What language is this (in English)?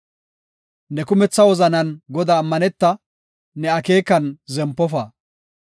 Gofa